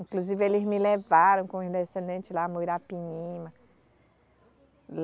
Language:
Portuguese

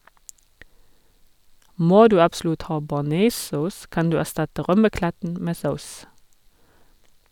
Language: Norwegian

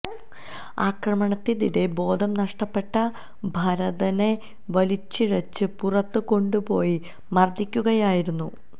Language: Malayalam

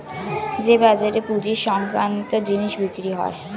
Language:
Bangla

